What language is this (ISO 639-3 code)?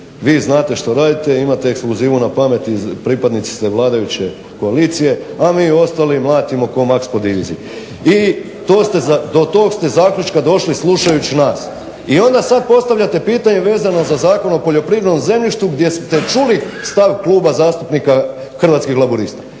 hrv